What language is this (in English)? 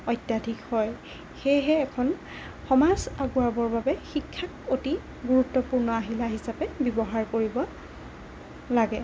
Assamese